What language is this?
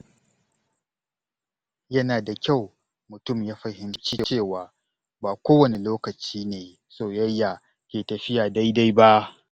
Hausa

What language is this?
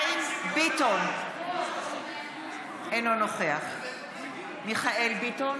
Hebrew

